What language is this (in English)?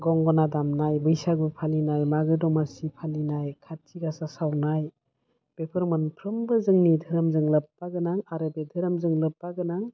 Bodo